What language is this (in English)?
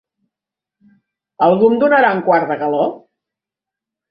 Catalan